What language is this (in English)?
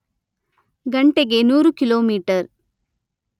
Kannada